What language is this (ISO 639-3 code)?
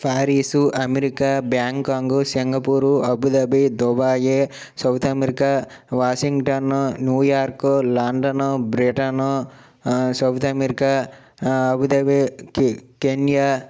tel